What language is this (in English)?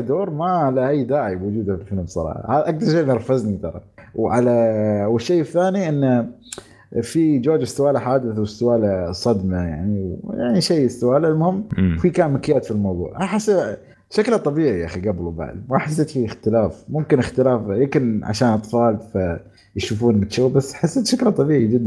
Arabic